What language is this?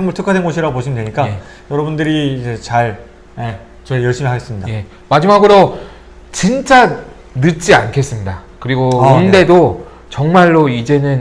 Korean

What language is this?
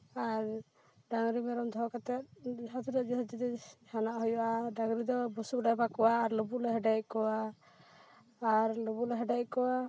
Santali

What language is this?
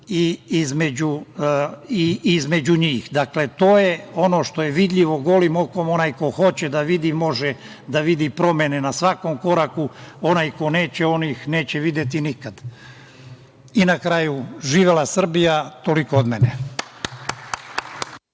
Serbian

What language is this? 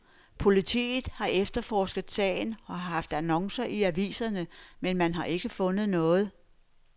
Danish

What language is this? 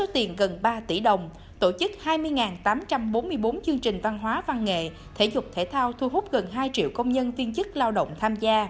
Vietnamese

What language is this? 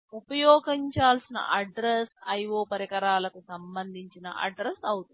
Telugu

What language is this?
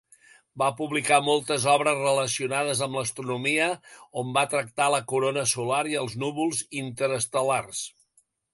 Catalan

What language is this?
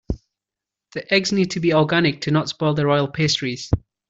English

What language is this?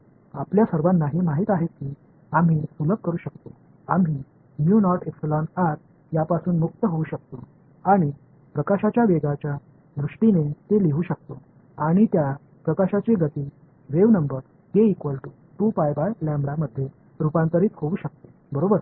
Marathi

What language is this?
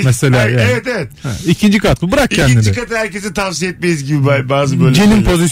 Turkish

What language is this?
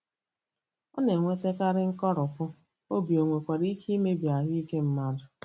Igbo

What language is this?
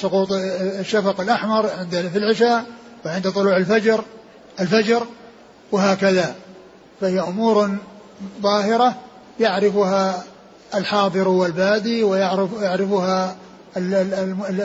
Arabic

